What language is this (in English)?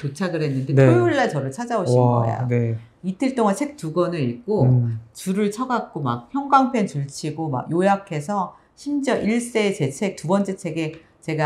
Korean